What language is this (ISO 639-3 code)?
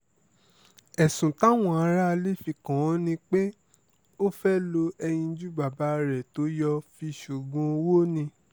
yor